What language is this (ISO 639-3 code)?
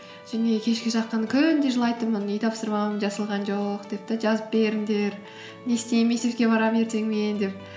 kaz